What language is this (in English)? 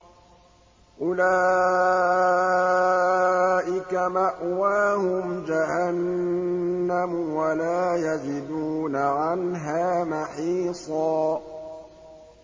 Arabic